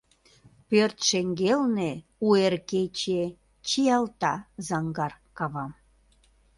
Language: Mari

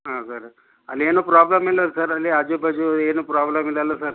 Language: Kannada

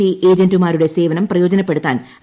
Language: Malayalam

